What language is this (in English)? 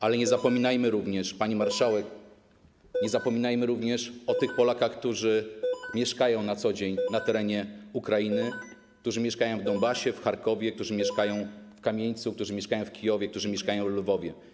Polish